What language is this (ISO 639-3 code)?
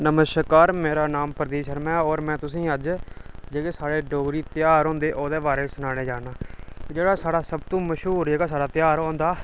doi